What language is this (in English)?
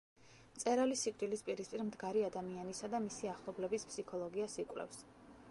Georgian